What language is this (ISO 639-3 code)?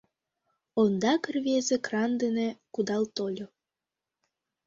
chm